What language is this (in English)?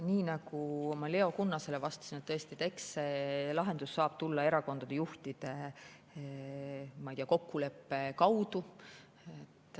Estonian